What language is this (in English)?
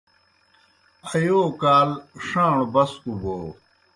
Kohistani Shina